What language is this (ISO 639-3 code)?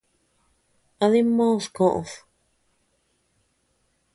cux